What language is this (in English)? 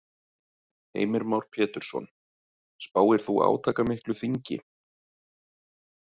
Icelandic